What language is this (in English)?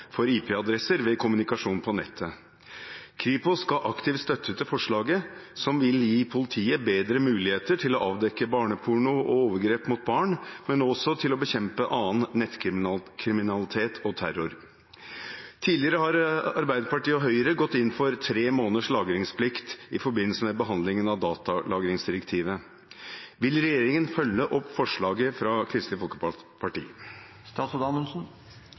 Norwegian Bokmål